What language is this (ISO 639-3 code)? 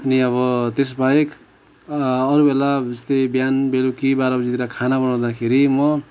nep